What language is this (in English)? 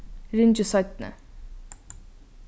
Faroese